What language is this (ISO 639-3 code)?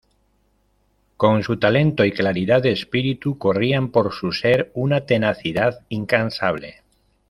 spa